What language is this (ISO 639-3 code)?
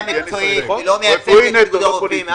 heb